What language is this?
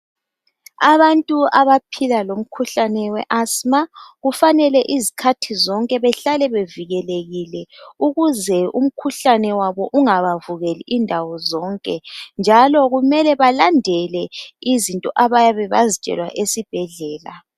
North Ndebele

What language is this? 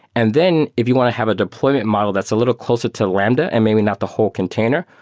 English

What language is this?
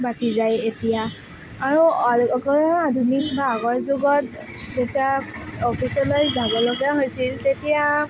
Assamese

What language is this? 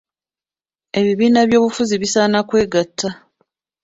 Ganda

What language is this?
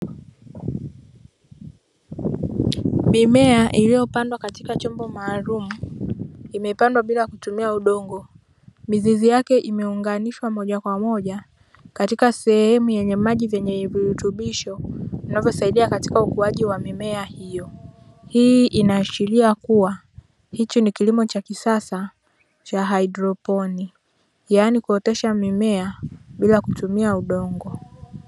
Swahili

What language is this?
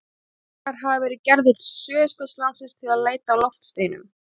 Icelandic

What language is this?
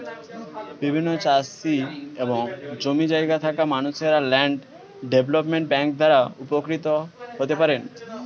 Bangla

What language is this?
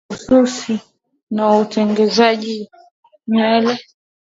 Swahili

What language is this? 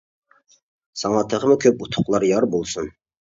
Uyghur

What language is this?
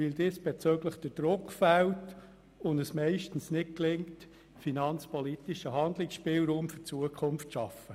Swiss German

